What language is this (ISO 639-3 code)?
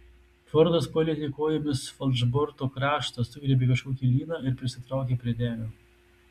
lit